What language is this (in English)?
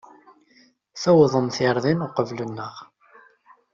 Kabyle